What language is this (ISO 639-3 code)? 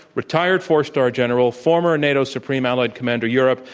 eng